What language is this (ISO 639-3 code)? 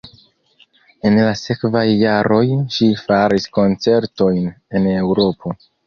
epo